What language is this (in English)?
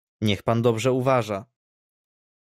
Polish